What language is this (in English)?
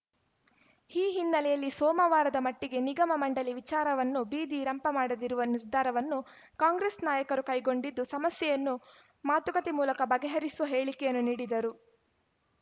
Kannada